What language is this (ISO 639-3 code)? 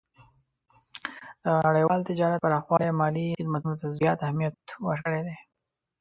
pus